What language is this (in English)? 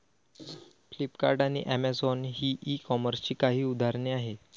Marathi